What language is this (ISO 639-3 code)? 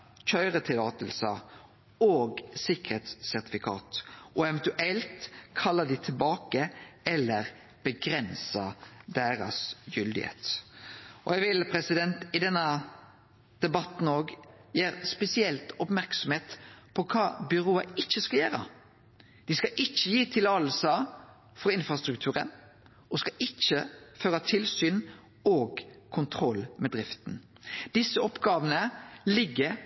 nno